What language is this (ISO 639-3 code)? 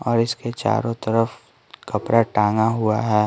hin